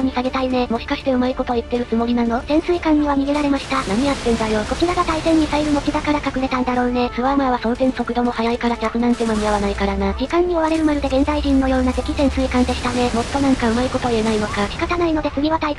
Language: Japanese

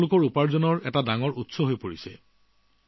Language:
Assamese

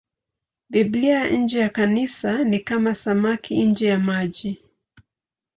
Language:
Swahili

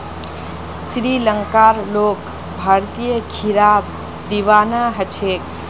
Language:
Magahi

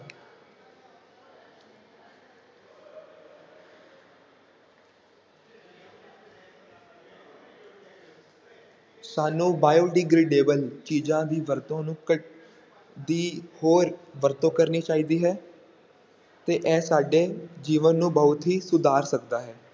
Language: Punjabi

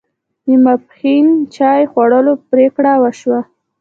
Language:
Pashto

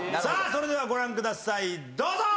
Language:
Japanese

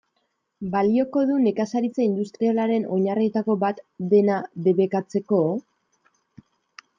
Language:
Basque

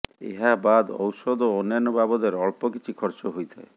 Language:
Odia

